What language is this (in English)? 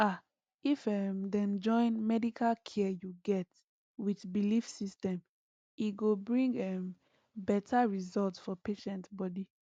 Nigerian Pidgin